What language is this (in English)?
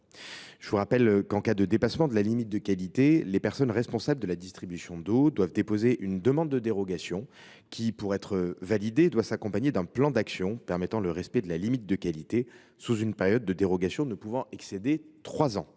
French